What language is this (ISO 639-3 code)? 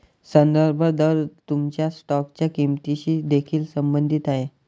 mar